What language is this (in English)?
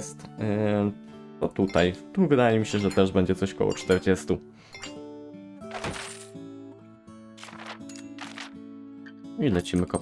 Polish